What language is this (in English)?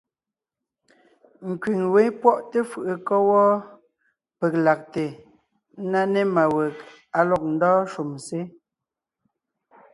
Ngiemboon